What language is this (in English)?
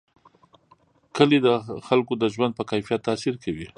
Pashto